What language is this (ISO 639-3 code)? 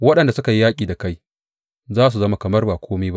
hau